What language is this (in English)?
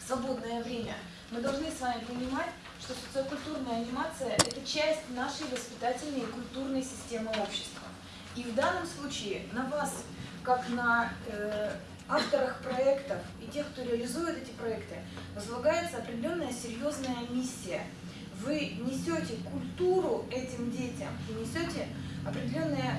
Russian